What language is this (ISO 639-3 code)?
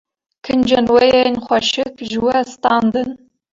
kur